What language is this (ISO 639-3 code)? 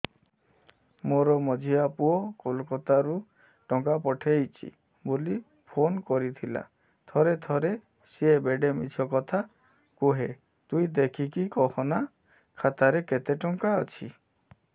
ori